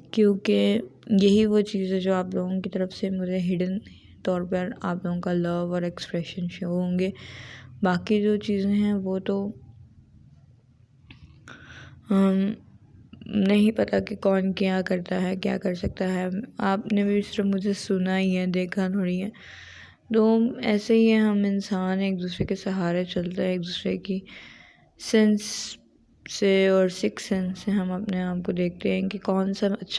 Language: Urdu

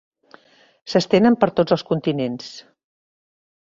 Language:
Catalan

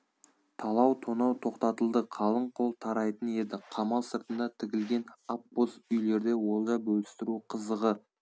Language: Kazakh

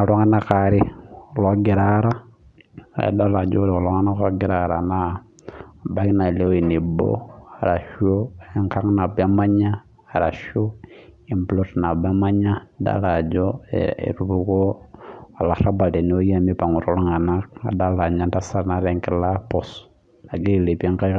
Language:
Masai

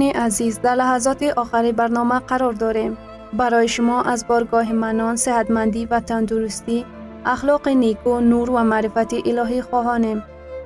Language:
Persian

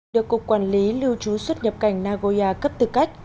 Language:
Vietnamese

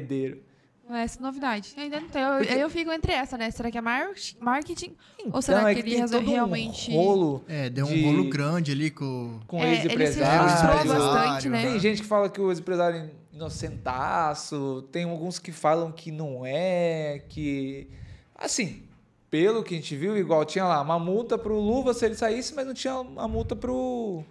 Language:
Portuguese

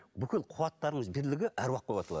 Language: Kazakh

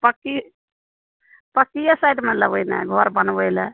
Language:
Maithili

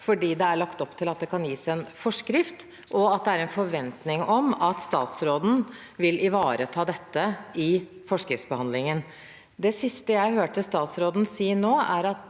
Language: Norwegian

